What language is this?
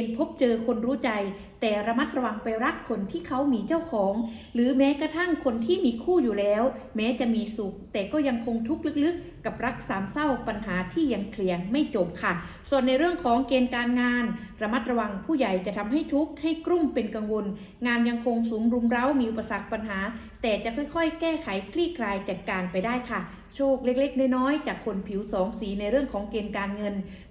Thai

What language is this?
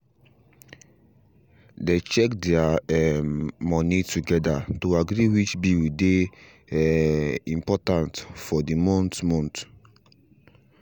Nigerian Pidgin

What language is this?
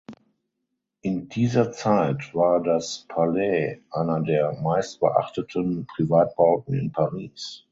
German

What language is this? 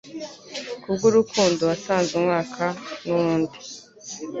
Kinyarwanda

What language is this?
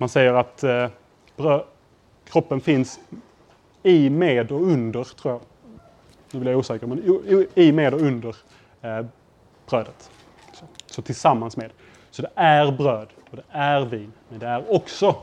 Swedish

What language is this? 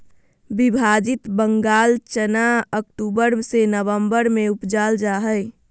Magahi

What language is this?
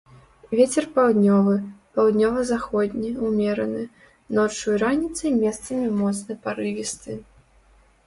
Belarusian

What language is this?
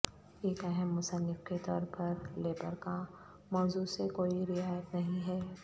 Urdu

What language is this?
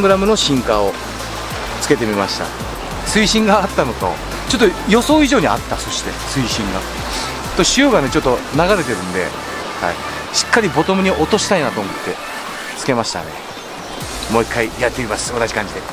Japanese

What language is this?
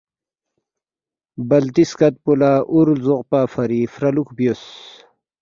Balti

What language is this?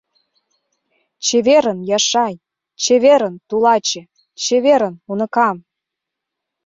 Mari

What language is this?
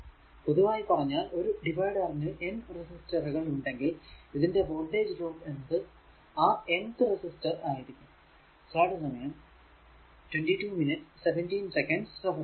Malayalam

